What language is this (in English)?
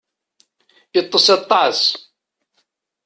Kabyle